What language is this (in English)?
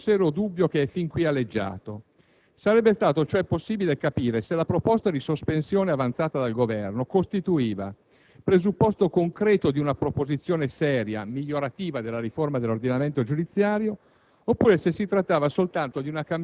Italian